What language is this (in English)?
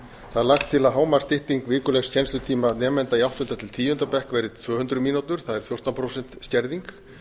Icelandic